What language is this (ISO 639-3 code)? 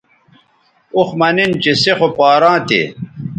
btv